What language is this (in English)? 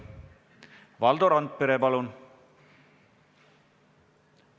Estonian